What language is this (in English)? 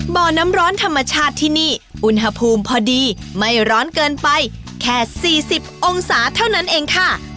Thai